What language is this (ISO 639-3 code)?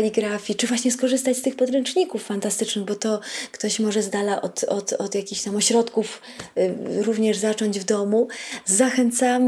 pol